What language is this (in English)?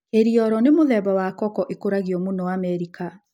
Kikuyu